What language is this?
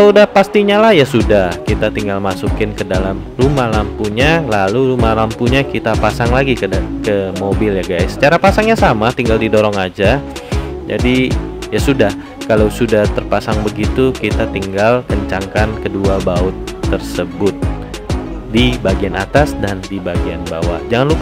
Indonesian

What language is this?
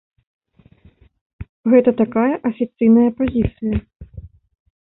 Belarusian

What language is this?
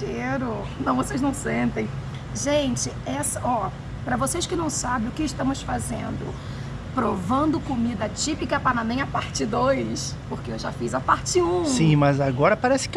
Portuguese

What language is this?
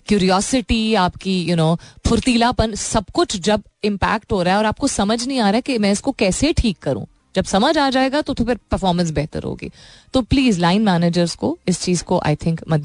Hindi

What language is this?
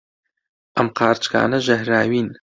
Central Kurdish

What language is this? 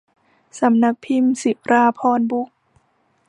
Thai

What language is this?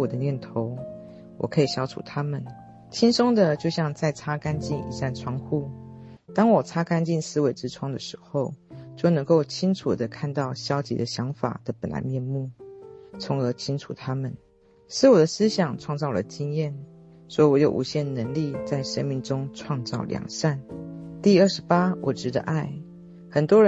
Chinese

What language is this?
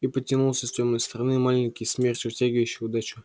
Russian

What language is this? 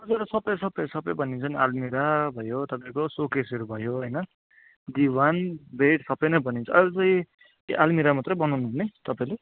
Nepali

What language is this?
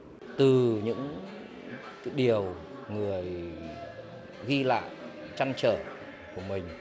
Vietnamese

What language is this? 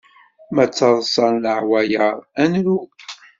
Kabyle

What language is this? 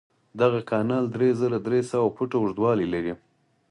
Pashto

